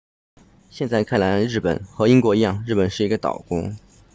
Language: Chinese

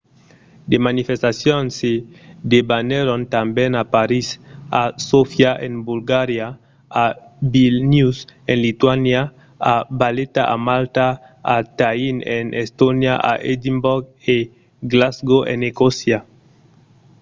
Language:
Occitan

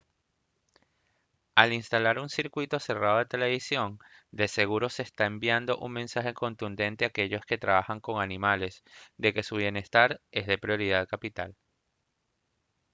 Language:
Spanish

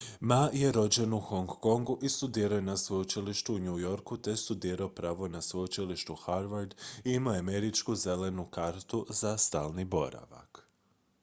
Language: Croatian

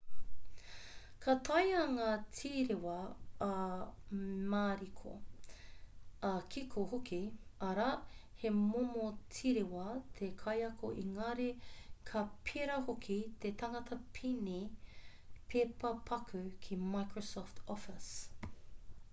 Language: Māori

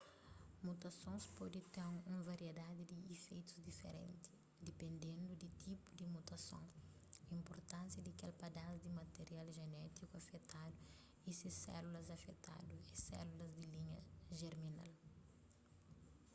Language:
Kabuverdianu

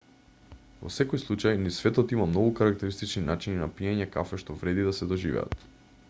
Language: Macedonian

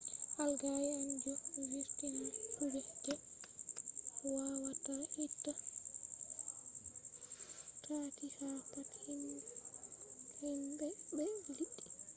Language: Fula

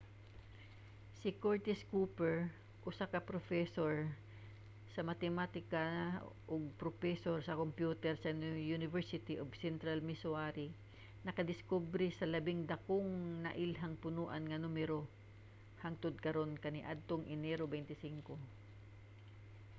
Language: Cebuano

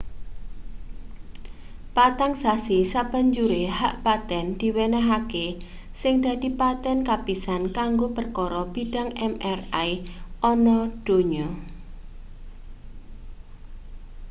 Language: Javanese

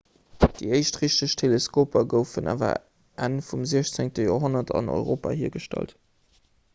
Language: Luxembourgish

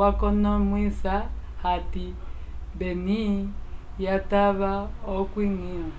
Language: Umbundu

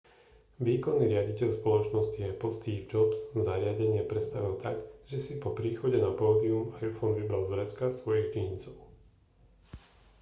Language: Slovak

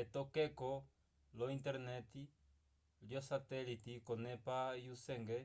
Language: Umbundu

